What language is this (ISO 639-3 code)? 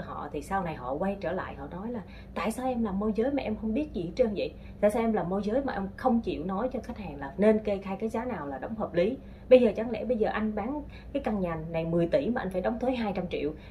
vie